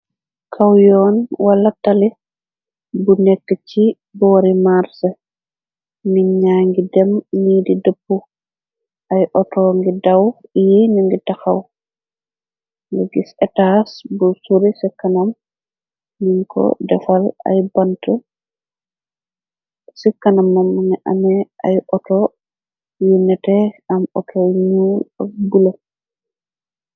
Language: Wolof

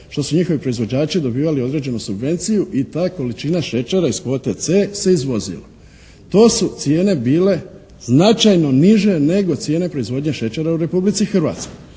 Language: Croatian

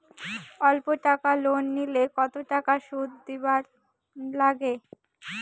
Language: Bangla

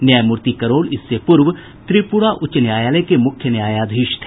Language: Hindi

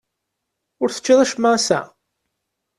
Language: Kabyle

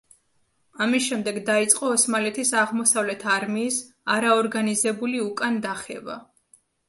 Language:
Georgian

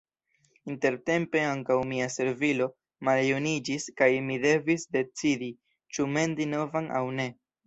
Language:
Esperanto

